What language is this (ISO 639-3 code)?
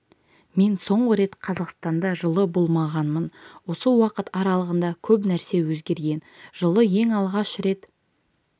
kaz